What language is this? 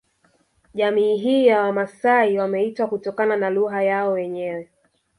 Swahili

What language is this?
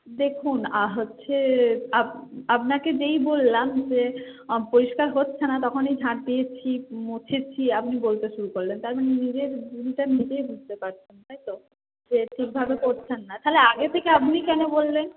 Bangla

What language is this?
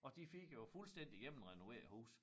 Danish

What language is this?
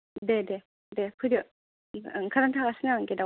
Bodo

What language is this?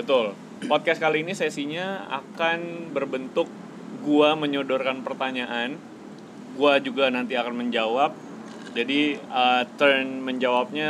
Indonesian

